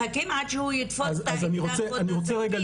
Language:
Hebrew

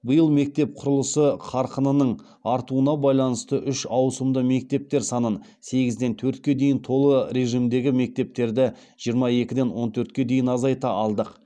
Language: Kazakh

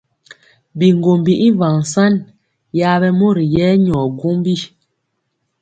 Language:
Mpiemo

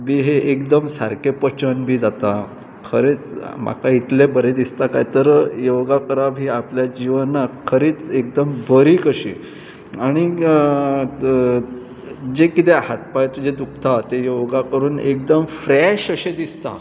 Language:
Konkani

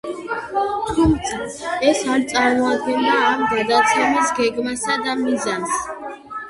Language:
Georgian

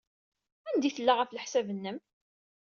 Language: Kabyle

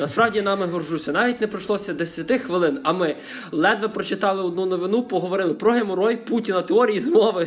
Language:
Ukrainian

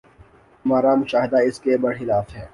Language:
Urdu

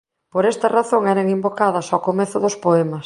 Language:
Galician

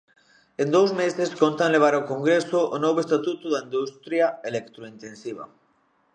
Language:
Galician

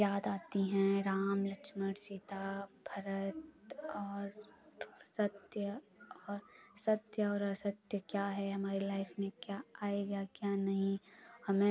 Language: Hindi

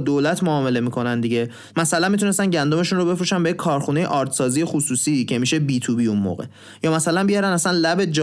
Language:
Persian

